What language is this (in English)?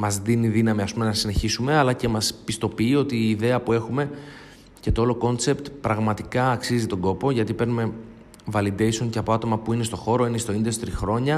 Greek